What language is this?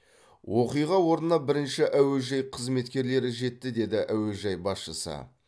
Kazakh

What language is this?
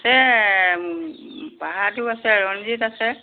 Assamese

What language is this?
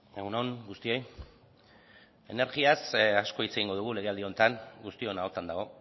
Basque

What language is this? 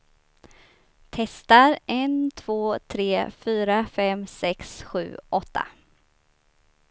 Swedish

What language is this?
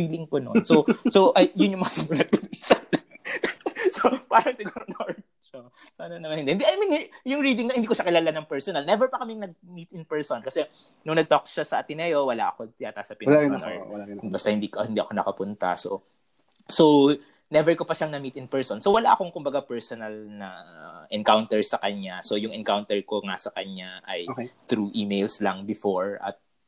Filipino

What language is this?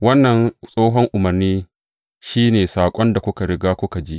Hausa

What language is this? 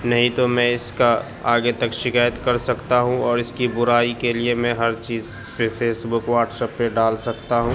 Urdu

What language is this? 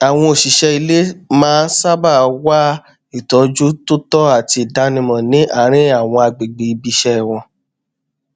Yoruba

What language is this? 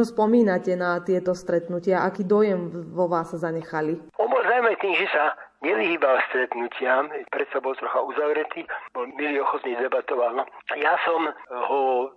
Slovak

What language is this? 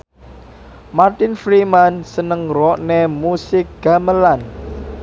Javanese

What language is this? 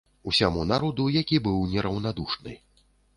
Belarusian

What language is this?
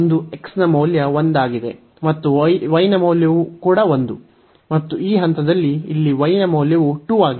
Kannada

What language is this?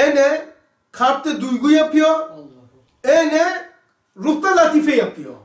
Turkish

